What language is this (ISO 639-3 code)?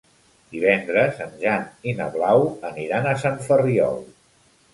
cat